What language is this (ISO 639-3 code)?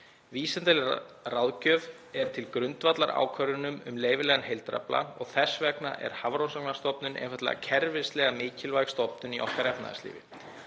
isl